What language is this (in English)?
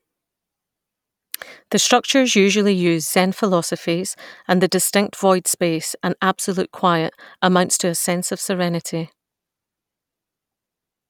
English